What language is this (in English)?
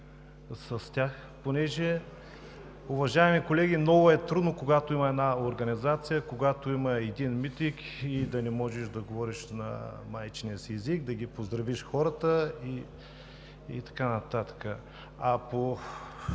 Bulgarian